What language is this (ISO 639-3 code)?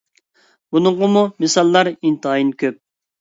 uig